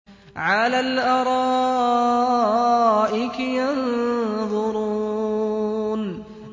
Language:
Arabic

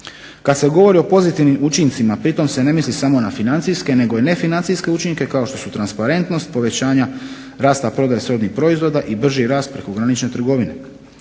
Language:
Croatian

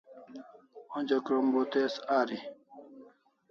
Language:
Kalasha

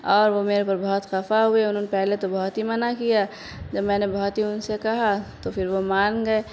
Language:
Urdu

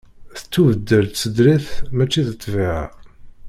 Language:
Kabyle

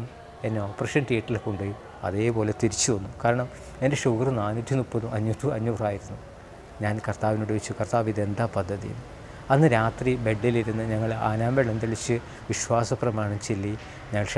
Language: Turkish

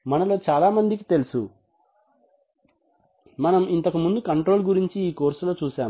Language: Telugu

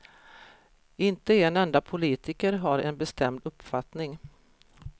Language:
Swedish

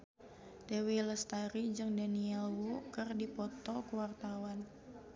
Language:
Sundanese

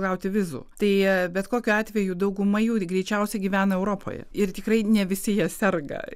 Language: Lithuanian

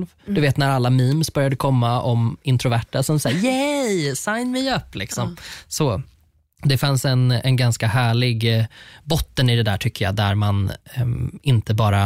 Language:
Swedish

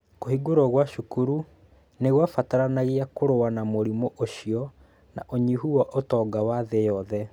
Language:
Kikuyu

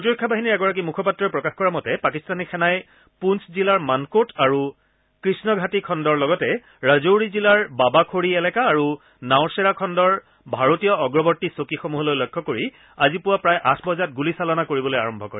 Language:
Assamese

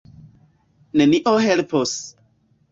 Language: Esperanto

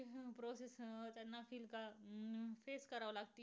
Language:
Marathi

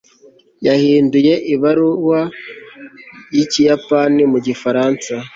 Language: Kinyarwanda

